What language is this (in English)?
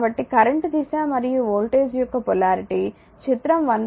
Telugu